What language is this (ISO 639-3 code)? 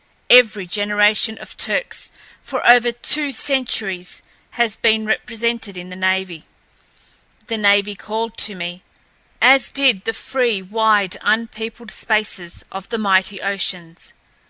eng